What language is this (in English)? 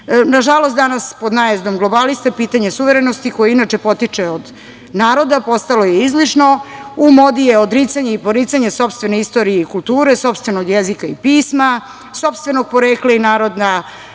Serbian